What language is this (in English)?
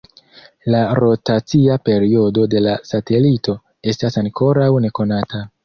Esperanto